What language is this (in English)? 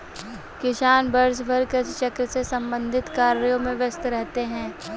Hindi